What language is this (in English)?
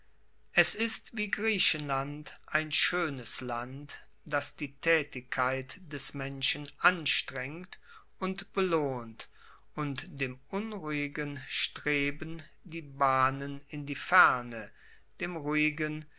German